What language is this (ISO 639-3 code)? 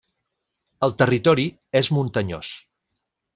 cat